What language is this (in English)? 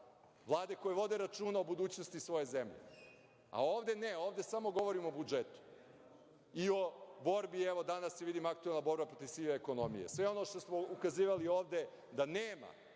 Serbian